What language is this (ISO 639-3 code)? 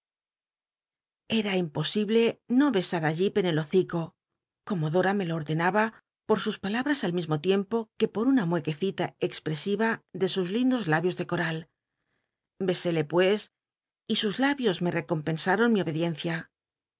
spa